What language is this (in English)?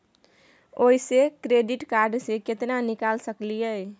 Maithili